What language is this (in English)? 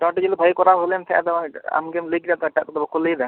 Santali